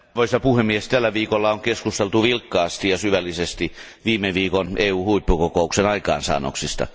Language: Finnish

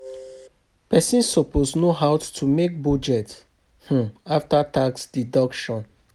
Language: Nigerian Pidgin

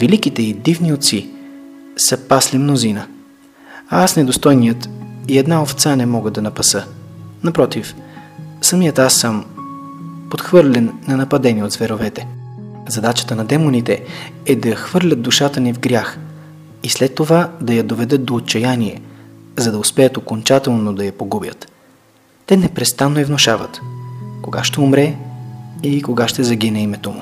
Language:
Bulgarian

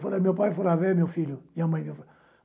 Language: Portuguese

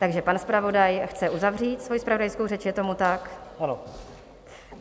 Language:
Czech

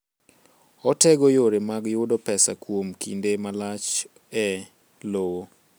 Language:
Luo (Kenya and Tanzania)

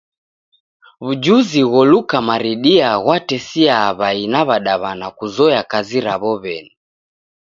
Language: Taita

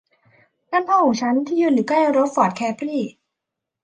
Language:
Thai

